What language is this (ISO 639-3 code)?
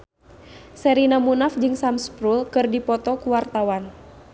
sun